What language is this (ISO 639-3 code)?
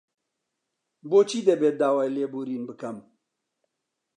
ckb